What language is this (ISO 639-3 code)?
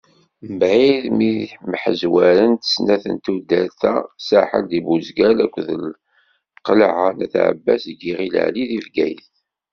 kab